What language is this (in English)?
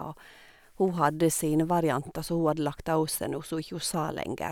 Norwegian